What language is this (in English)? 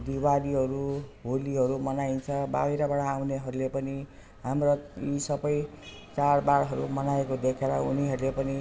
Nepali